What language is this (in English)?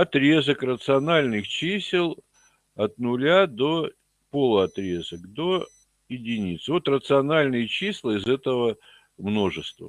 Russian